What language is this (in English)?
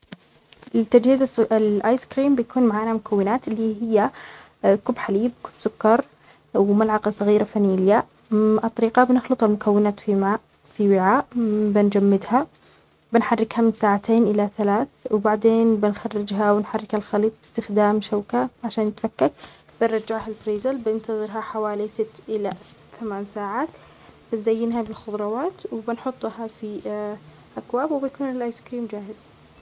Omani Arabic